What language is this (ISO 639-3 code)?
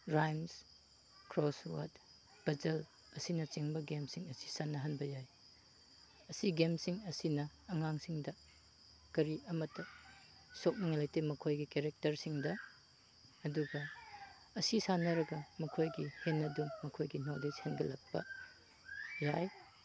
mni